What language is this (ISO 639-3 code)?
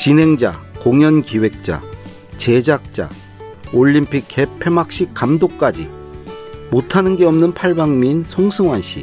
kor